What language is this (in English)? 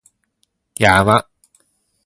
Japanese